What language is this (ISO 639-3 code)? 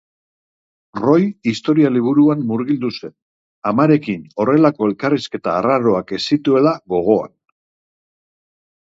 eus